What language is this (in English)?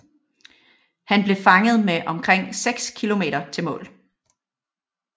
Danish